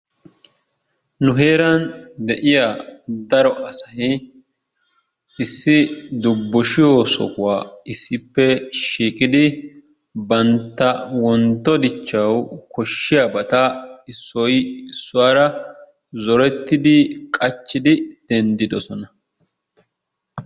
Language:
Wolaytta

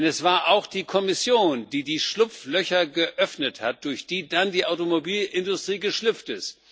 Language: German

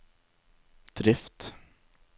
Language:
Norwegian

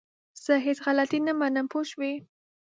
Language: Pashto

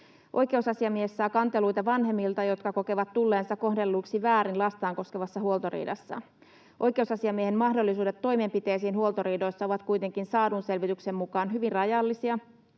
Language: Finnish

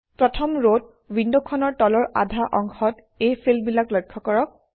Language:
Assamese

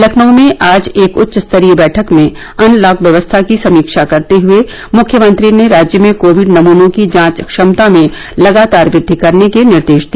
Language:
Hindi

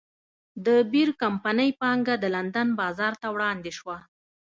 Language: Pashto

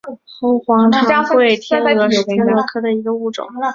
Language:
Chinese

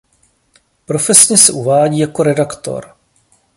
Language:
Czech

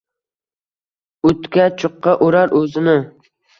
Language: Uzbek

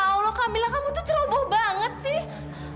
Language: Indonesian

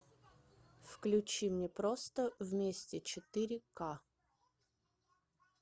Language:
Russian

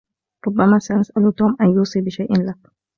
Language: Arabic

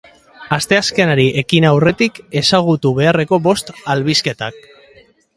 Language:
Basque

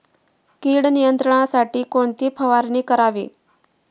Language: Marathi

